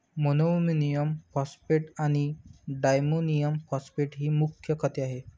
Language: Marathi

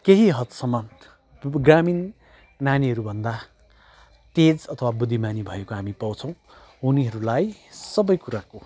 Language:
Nepali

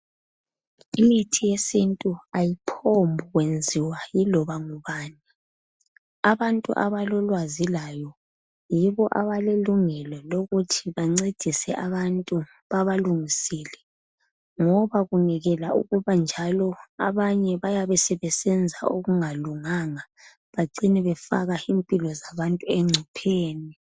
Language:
North Ndebele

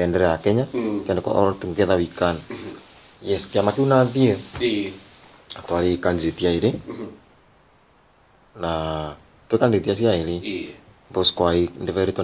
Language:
Italian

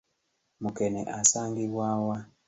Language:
Ganda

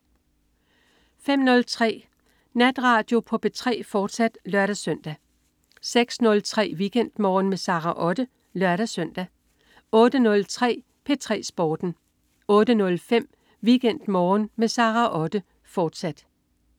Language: Danish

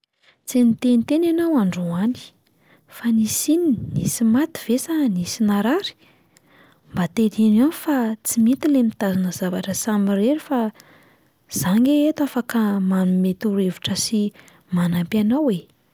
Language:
Malagasy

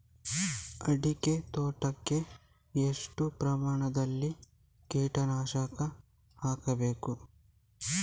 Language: Kannada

